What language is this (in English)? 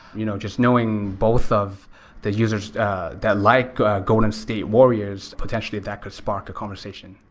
English